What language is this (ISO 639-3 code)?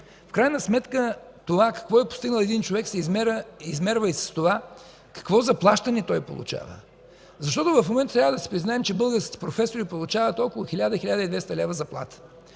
bul